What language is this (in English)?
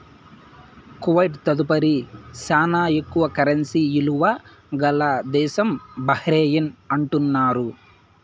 Telugu